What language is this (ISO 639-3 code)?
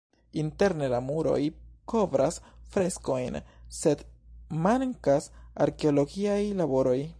epo